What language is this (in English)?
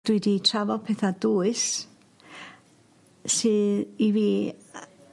Welsh